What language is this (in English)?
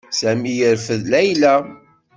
Kabyle